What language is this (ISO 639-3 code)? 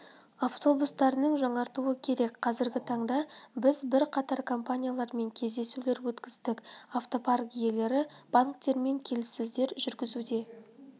kaz